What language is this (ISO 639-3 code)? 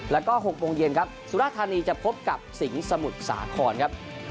tha